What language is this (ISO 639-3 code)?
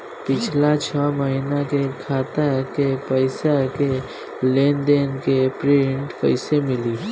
bho